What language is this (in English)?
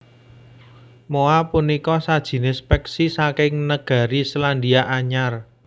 Javanese